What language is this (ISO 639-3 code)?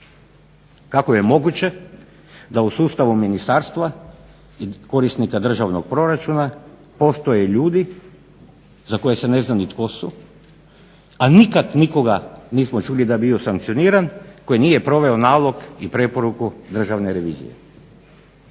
hrv